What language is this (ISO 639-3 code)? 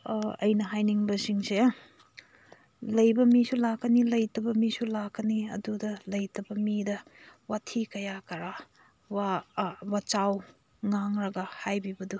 mni